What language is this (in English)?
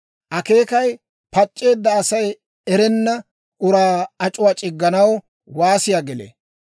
Dawro